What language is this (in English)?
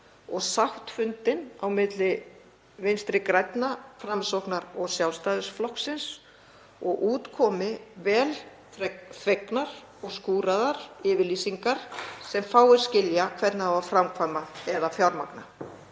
Icelandic